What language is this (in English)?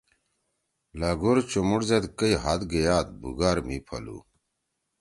Torwali